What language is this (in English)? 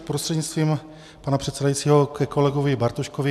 Czech